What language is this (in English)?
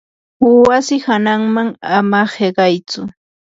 Yanahuanca Pasco Quechua